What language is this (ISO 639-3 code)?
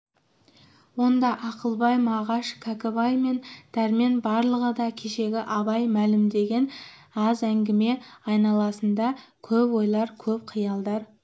kaz